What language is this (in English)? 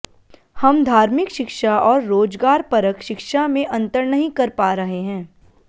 Sanskrit